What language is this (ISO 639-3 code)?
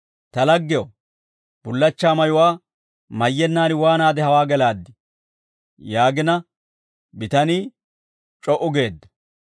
dwr